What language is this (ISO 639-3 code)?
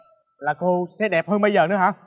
vie